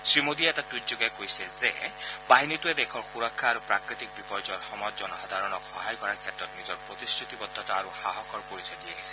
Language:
Assamese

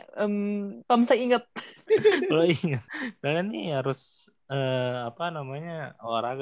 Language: Indonesian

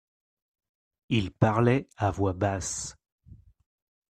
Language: French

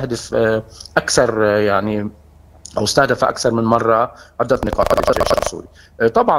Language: Arabic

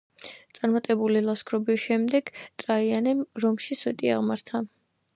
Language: Georgian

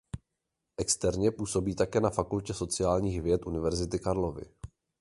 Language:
Czech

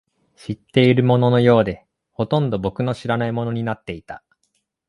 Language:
Japanese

